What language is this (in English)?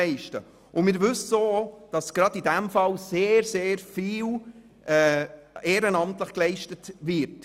Swiss German